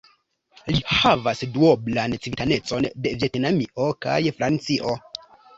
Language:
Esperanto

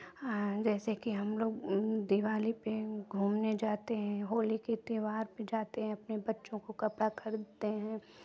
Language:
Hindi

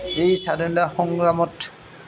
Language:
Assamese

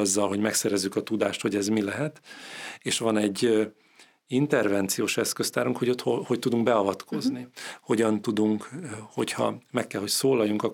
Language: Hungarian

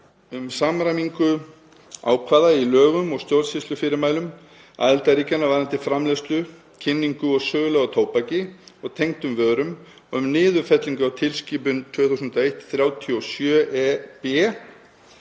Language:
Icelandic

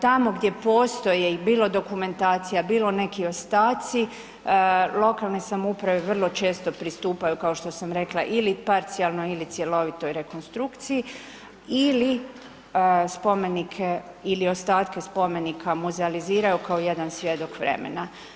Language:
Croatian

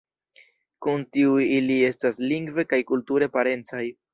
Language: Esperanto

